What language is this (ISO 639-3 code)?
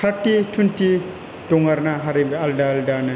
brx